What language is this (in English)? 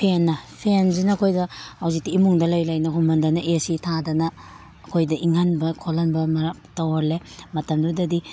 Manipuri